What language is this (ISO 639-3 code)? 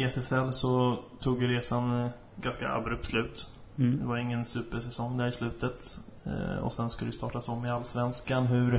swe